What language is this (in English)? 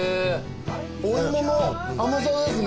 Japanese